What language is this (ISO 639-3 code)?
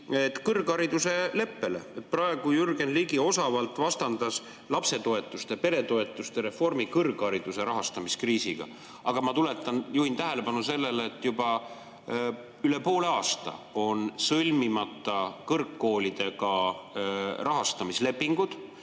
est